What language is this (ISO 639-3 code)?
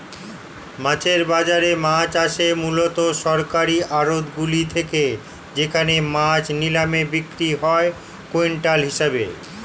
ben